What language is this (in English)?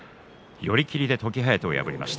Japanese